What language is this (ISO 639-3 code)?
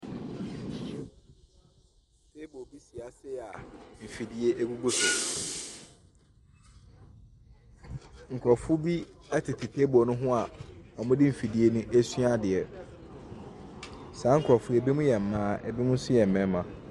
aka